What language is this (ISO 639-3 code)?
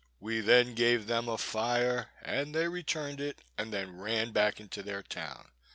eng